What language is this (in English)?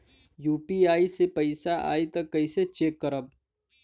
Bhojpuri